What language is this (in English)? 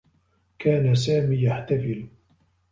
Arabic